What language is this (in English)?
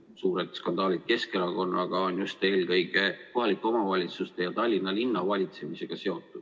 Estonian